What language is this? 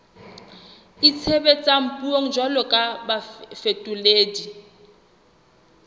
Southern Sotho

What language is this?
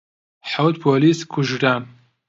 Central Kurdish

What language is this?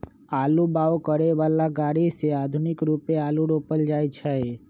Magahi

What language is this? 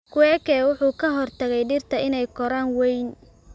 Somali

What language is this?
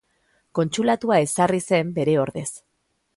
Basque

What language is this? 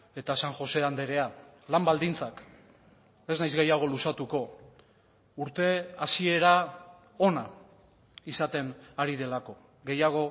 Basque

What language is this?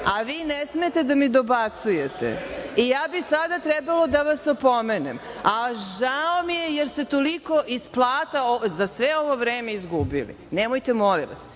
Serbian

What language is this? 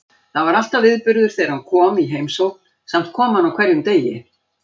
Icelandic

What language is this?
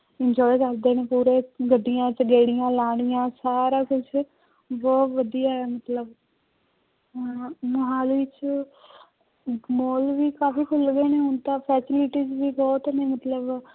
Punjabi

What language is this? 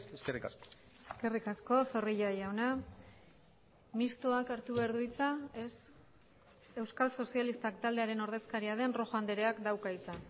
Basque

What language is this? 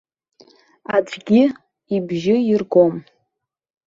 Abkhazian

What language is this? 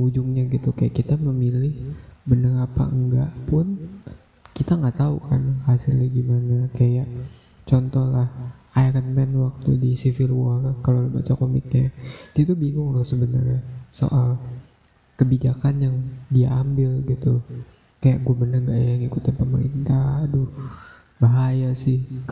Indonesian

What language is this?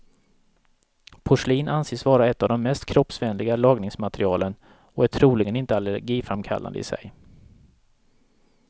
Swedish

